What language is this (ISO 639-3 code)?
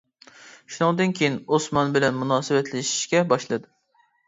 uig